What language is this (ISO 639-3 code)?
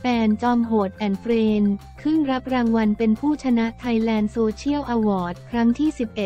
tha